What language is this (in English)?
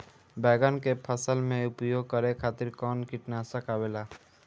Bhojpuri